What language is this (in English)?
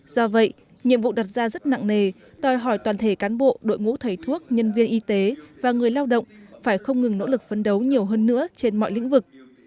Vietnamese